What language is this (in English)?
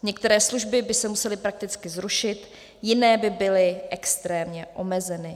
Czech